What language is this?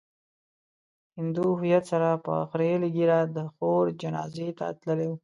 Pashto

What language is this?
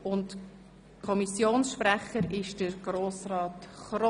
Swiss German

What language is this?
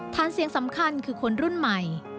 Thai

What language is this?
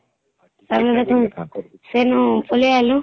Odia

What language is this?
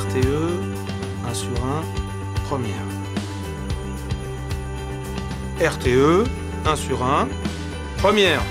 French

